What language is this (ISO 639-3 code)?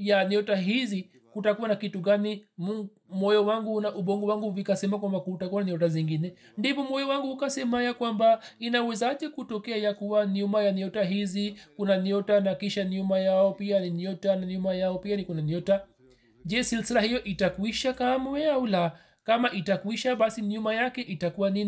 swa